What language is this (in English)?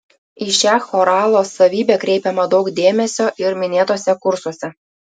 Lithuanian